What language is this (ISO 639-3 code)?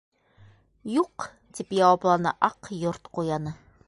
bak